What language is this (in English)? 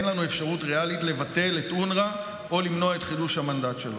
Hebrew